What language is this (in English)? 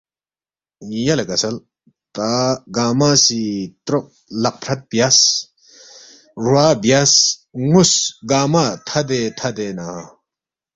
Balti